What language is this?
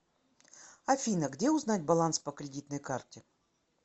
Russian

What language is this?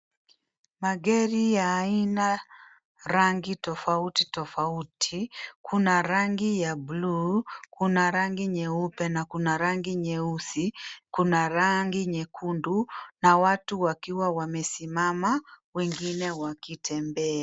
Swahili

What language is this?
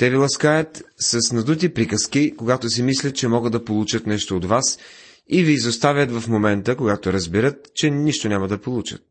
Bulgarian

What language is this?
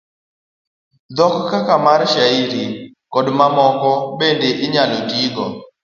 Luo (Kenya and Tanzania)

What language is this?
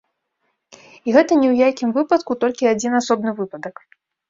Belarusian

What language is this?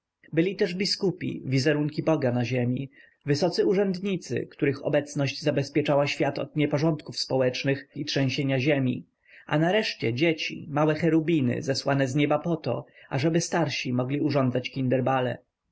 Polish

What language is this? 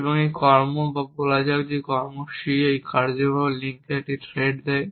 Bangla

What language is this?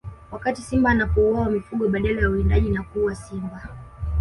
Swahili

